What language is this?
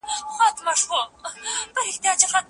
Pashto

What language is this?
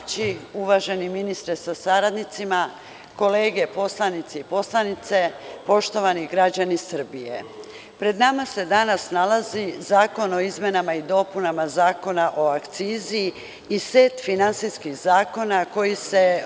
Serbian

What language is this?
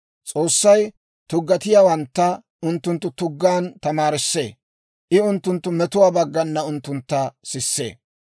Dawro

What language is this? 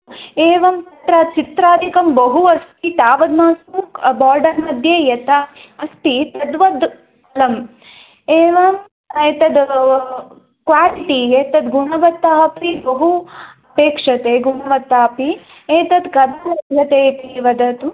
Sanskrit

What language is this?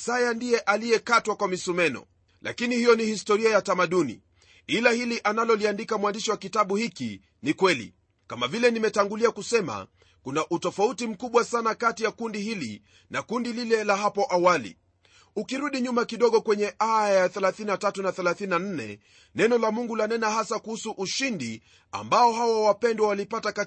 Swahili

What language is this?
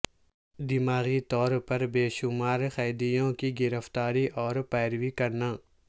Urdu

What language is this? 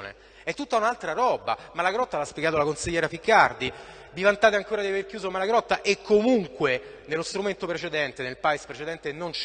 Italian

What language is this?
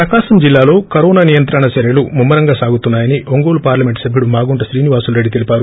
Telugu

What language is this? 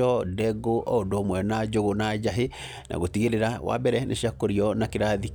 Kikuyu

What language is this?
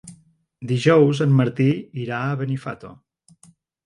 Catalan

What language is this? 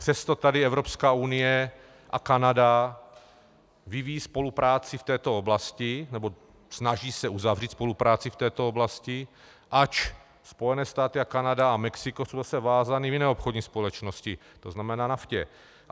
Czech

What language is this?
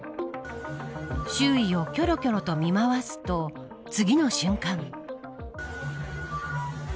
Japanese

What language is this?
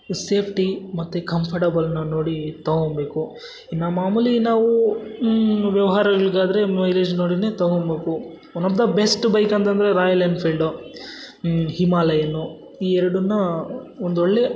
Kannada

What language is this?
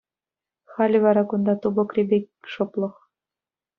Chuvash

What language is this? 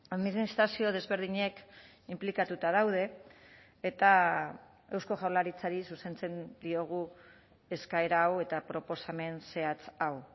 Basque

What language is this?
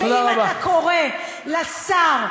Hebrew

